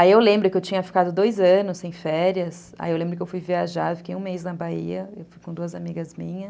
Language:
Portuguese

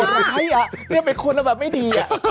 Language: Thai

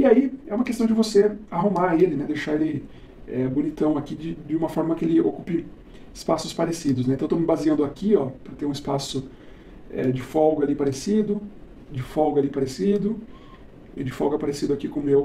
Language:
Portuguese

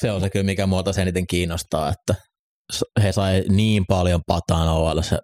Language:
Finnish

